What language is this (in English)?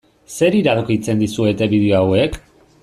Basque